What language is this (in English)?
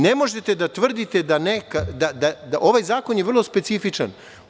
Serbian